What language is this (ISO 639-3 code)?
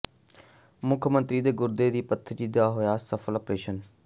pan